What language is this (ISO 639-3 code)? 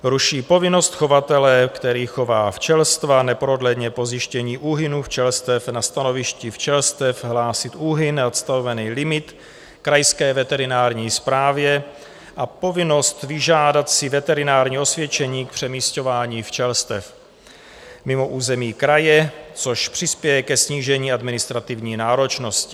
ces